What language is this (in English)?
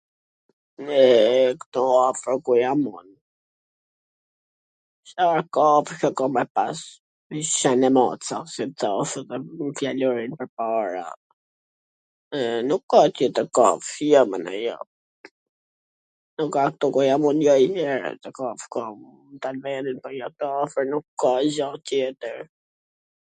Gheg Albanian